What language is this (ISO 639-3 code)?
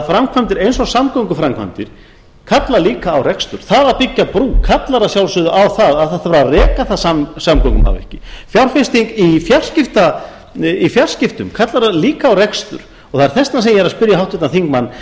isl